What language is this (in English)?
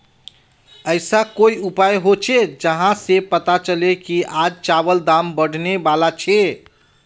Magahi